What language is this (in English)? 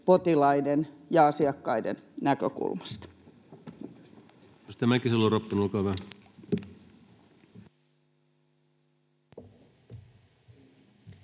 Finnish